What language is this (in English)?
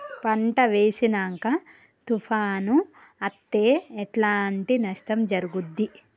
Telugu